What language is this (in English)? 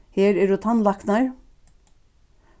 Faroese